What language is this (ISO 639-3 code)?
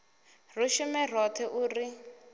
ven